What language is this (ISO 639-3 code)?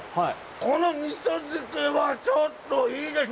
jpn